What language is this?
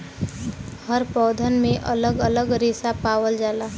Bhojpuri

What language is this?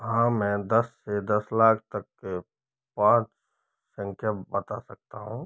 Hindi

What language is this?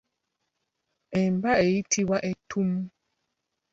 Ganda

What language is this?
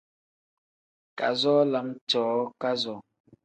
Tem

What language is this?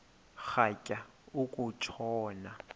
Xhosa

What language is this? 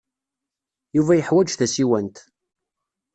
Kabyle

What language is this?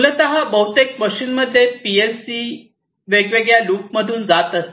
Marathi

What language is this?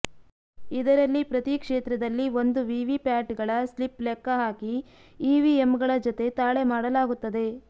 Kannada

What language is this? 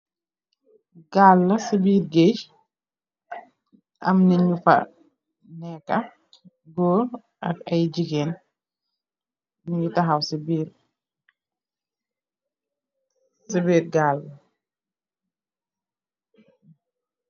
Wolof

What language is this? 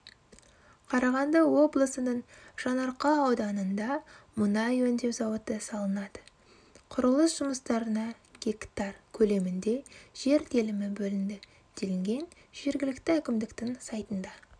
Kazakh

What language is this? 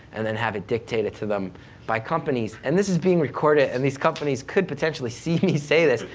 English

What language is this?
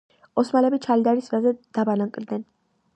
Georgian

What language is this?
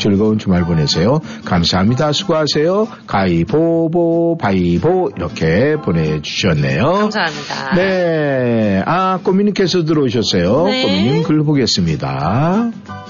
Korean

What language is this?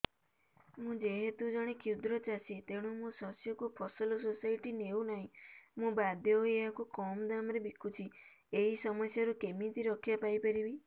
Odia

